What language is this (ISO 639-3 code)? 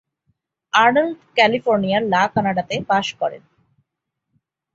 ben